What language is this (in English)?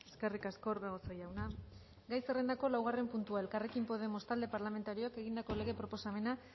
Basque